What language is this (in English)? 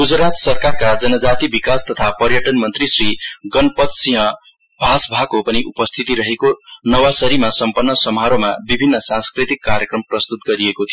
Nepali